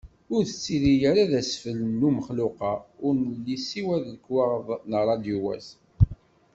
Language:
Kabyle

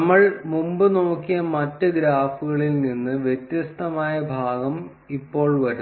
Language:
Malayalam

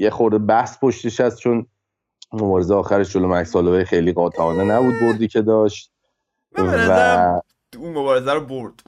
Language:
Persian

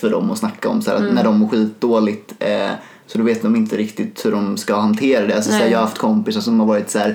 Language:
Swedish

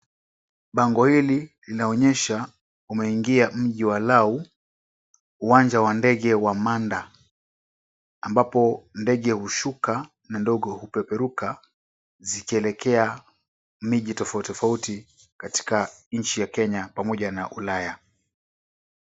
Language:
Swahili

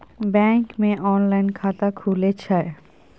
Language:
Maithili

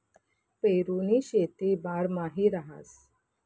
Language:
Marathi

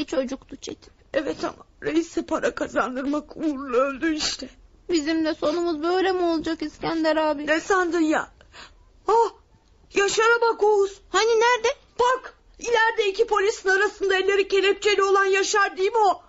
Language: Turkish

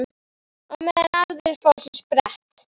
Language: Icelandic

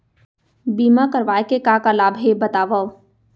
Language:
Chhattisgarhi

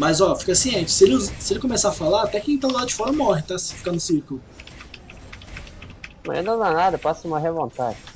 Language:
Portuguese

